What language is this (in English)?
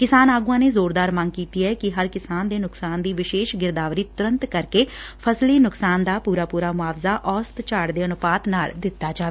Punjabi